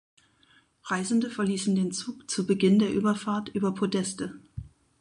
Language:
German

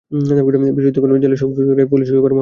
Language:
Bangla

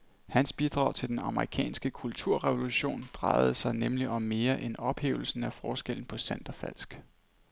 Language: Danish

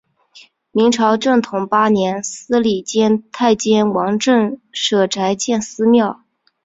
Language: Chinese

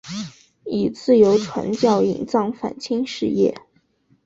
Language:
Chinese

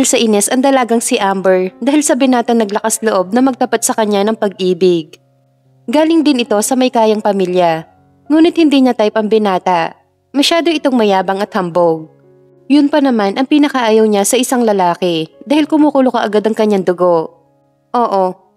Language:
Filipino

